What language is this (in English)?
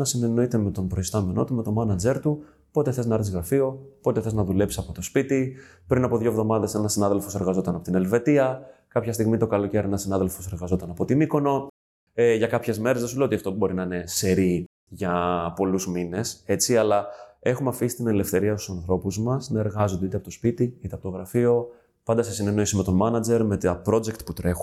Greek